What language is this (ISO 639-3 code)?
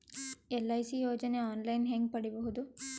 kan